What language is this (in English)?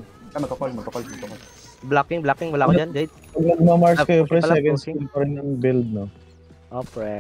Filipino